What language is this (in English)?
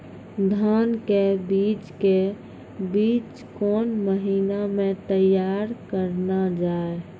Maithili